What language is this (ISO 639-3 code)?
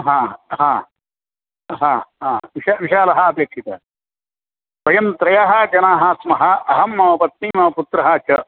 san